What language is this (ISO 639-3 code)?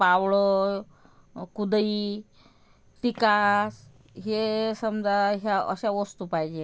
mar